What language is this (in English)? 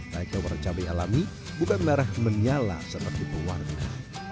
Indonesian